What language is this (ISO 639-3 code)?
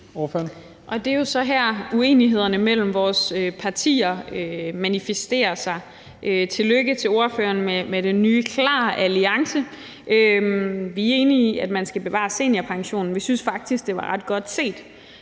dan